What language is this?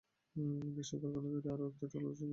Bangla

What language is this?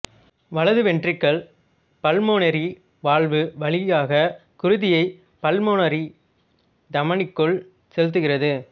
Tamil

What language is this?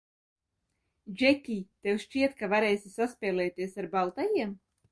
Latvian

